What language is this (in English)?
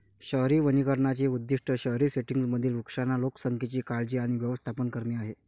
Marathi